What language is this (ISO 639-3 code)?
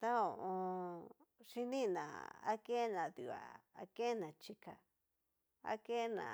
miu